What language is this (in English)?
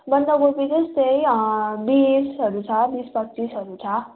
Nepali